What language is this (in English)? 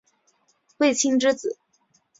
Chinese